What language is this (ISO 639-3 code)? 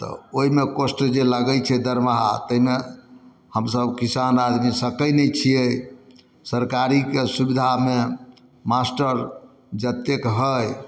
mai